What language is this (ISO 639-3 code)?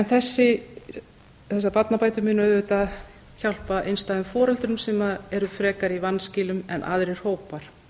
isl